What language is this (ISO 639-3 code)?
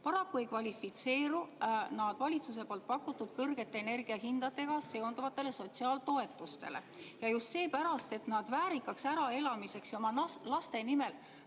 est